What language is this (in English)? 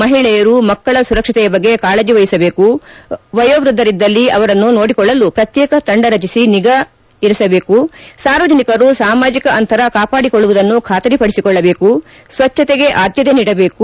Kannada